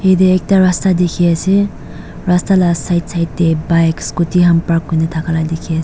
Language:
Naga Pidgin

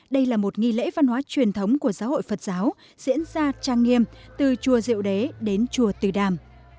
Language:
Vietnamese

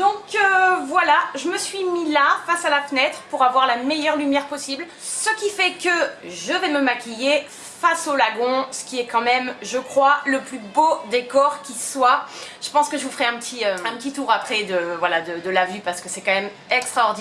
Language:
French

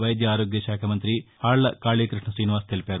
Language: Telugu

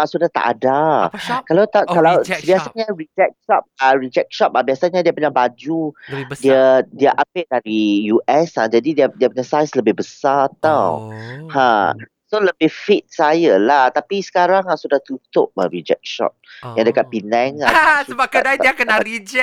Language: Malay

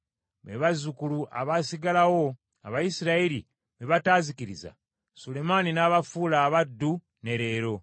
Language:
Ganda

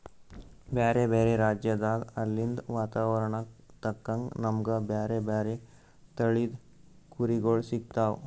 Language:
Kannada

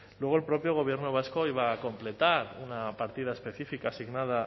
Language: Spanish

